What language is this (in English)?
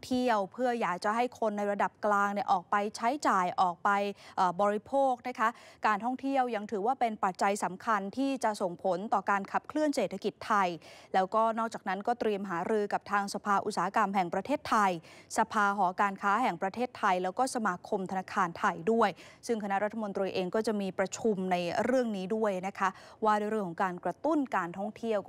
Thai